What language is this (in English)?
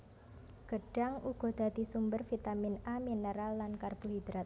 Javanese